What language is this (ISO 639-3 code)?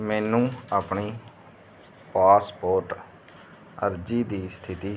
pan